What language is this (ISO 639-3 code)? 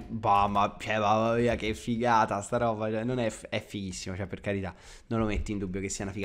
ita